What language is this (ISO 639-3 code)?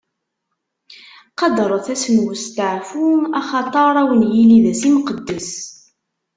kab